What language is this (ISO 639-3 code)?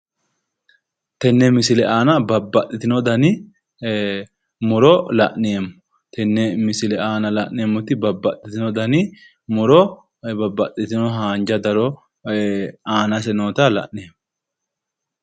sid